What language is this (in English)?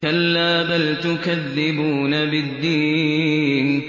Arabic